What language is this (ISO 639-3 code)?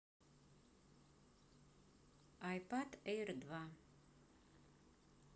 rus